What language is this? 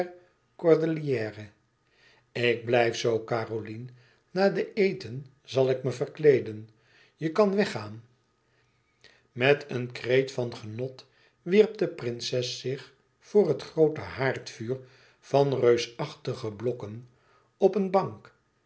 Dutch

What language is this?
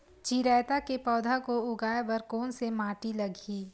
Chhattisgarhi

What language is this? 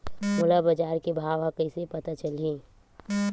Chhattisgarhi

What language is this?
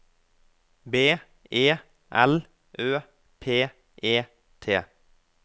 Norwegian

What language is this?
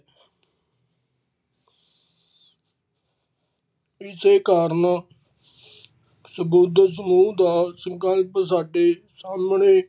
Punjabi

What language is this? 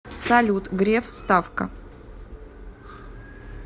Russian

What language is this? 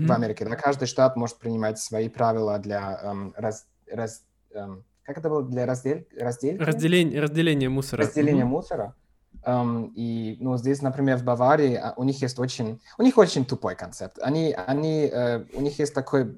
Russian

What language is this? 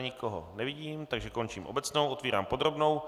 Czech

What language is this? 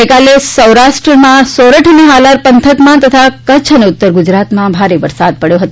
Gujarati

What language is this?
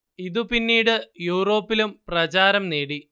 Malayalam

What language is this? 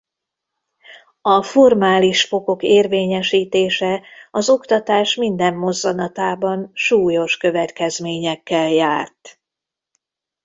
Hungarian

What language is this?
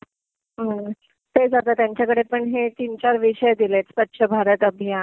Marathi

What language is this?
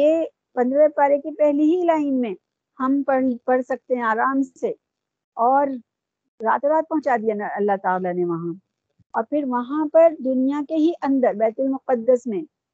Urdu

